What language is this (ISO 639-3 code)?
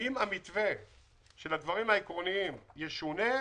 heb